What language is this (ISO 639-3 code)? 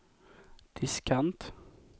swe